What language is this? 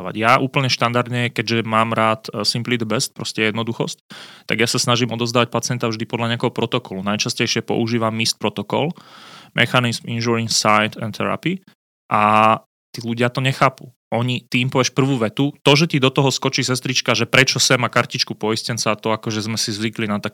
Slovak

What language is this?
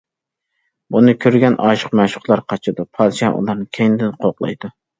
Uyghur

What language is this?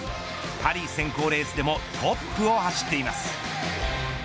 Japanese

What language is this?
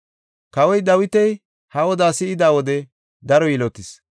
Gofa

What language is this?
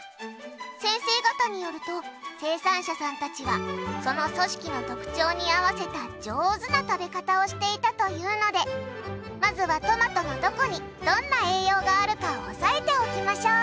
Japanese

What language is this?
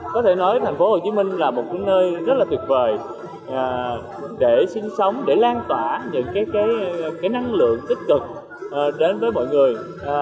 Vietnamese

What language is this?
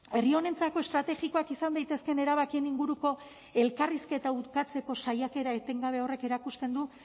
Basque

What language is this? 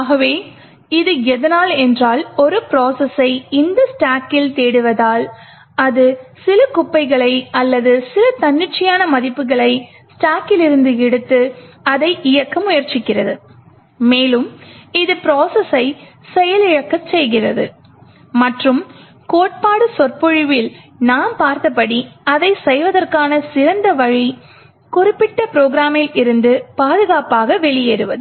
Tamil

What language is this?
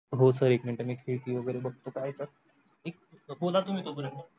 Marathi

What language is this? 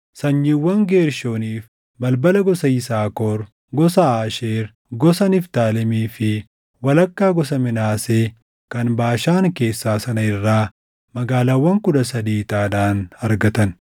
Oromo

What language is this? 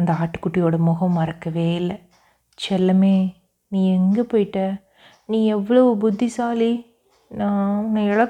Tamil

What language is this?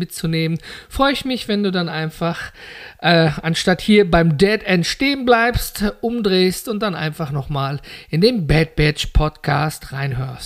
German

